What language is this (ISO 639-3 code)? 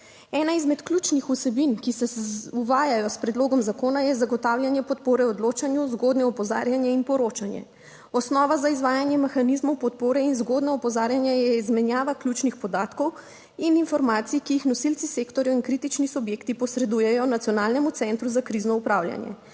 slv